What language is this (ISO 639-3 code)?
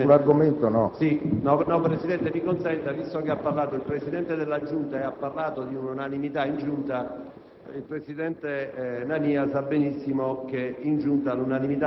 ita